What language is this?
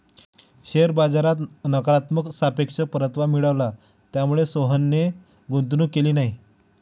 Marathi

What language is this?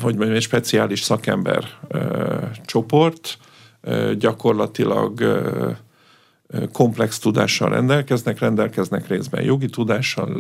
Hungarian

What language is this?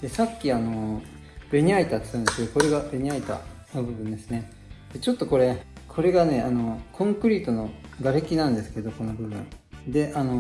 Japanese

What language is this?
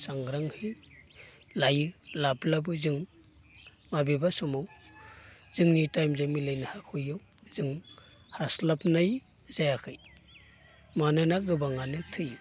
Bodo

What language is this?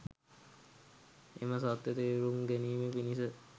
Sinhala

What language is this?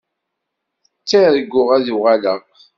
Kabyle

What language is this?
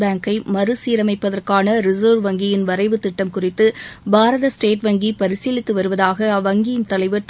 Tamil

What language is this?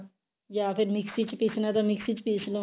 Punjabi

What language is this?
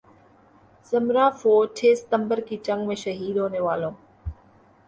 Urdu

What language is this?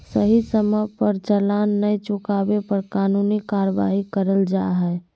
Magahi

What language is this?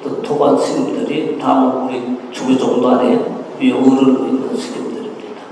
Korean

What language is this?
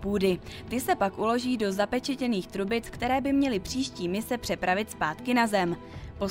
Czech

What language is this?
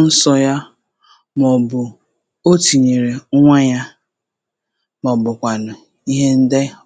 Igbo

